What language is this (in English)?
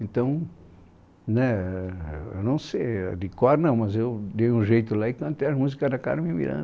Portuguese